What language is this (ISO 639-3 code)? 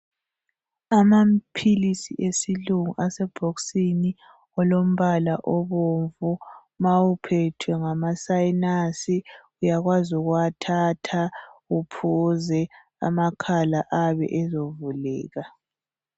nde